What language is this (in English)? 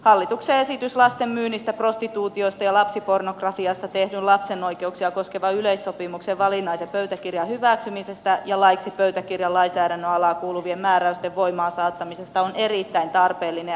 Finnish